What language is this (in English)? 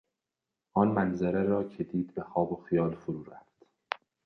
Persian